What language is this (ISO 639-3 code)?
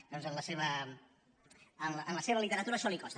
cat